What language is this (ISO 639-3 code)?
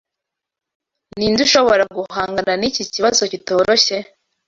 kin